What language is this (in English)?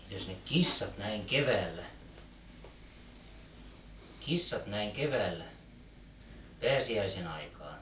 Finnish